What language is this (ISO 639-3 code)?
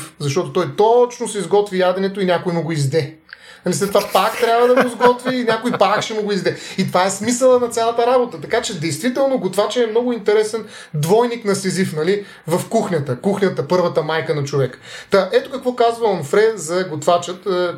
bul